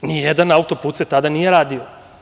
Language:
Serbian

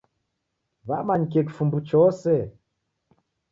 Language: Taita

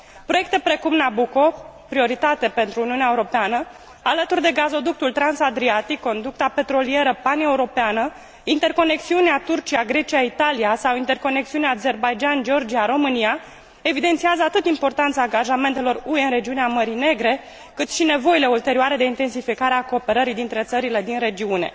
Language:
Romanian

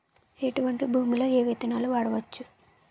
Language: Telugu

